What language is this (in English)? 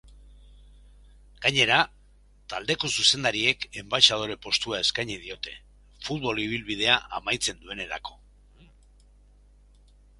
Basque